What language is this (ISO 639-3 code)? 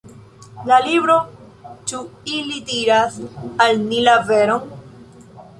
epo